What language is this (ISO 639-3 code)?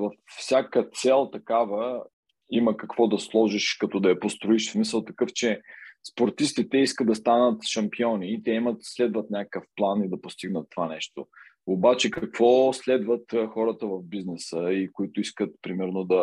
bul